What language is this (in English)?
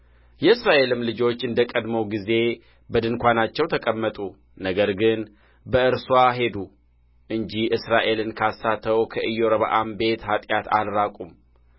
Amharic